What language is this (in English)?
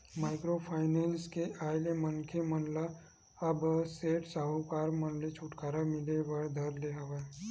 Chhattisgarhi